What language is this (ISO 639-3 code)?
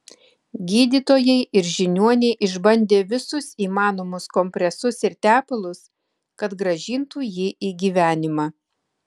lit